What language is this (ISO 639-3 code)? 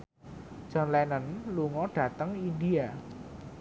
jav